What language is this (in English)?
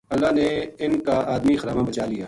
Gujari